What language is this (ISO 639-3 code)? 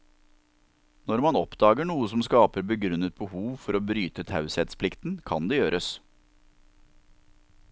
nor